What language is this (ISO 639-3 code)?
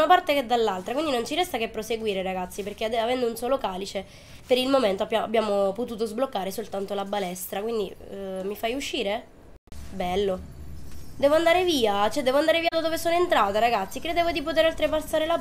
ita